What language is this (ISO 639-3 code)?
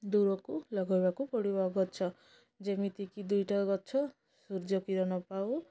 ori